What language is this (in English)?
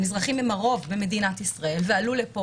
Hebrew